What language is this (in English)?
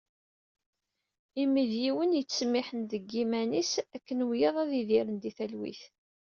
Kabyle